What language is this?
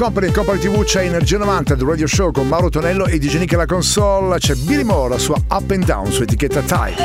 Italian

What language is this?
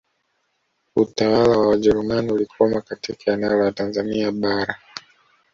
Swahili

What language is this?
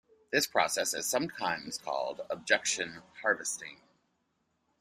English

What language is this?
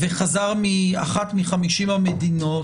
Hebrew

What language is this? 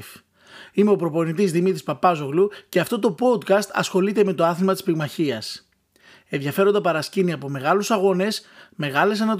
Greek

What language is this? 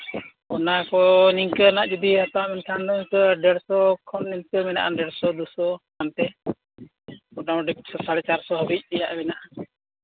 Santali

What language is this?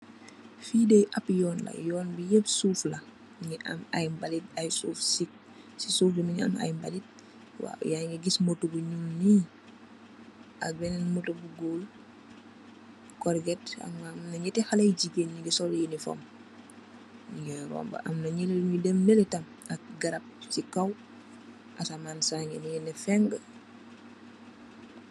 Wolof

